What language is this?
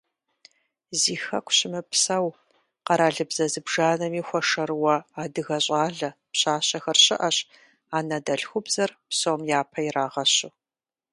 Kabardian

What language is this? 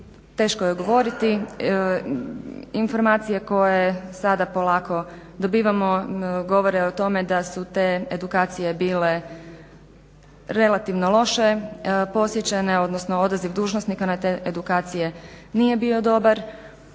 Croatian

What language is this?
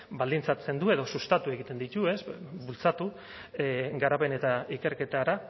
Basque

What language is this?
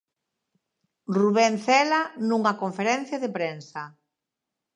Galician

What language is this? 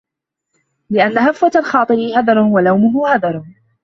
Arabic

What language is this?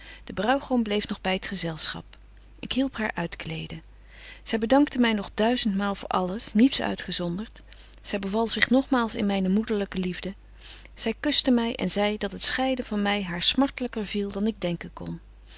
Dutch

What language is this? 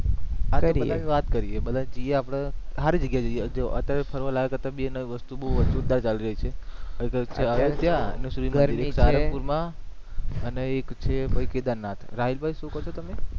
Gujarati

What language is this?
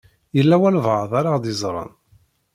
Kabyle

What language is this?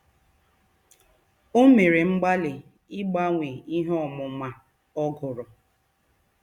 Igbo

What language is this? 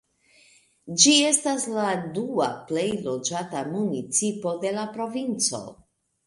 Esperanto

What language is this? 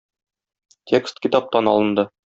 Tatar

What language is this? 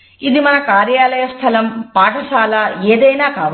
Telugu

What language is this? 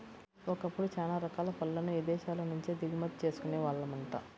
Telugu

